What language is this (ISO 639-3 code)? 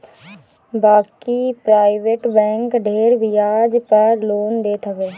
bho